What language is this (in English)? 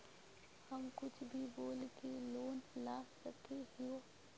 Magahi